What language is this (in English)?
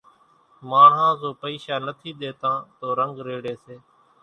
Kachi Koli